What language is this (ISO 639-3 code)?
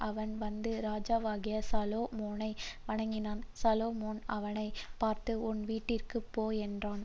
tam